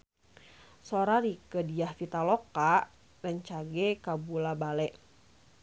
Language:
Sundanese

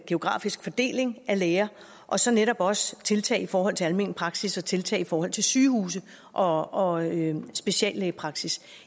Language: Danish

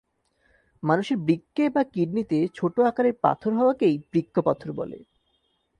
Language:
Bangla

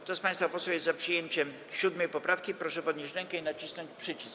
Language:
Polish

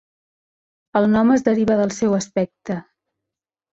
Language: Catalan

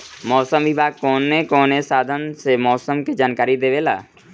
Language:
Bhojpuri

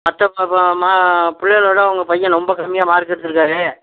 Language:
Tamil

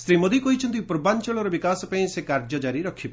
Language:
Odia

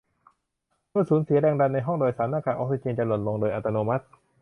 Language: Thai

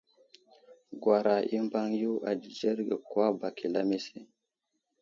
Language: Wuzlam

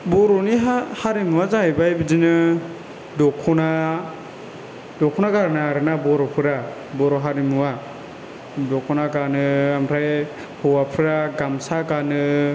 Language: Bodo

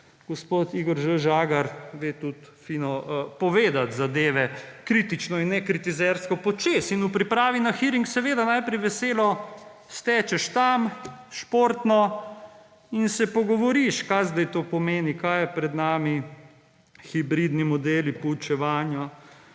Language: Slovenian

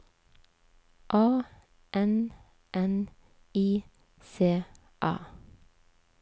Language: Norwegian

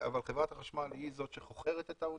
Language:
Hebrew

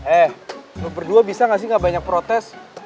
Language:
Indonesian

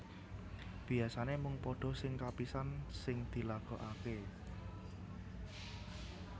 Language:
Javanese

